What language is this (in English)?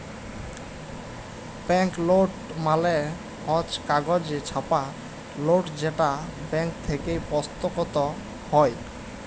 Bangla